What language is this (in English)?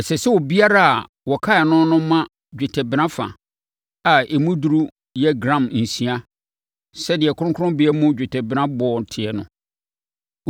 Akan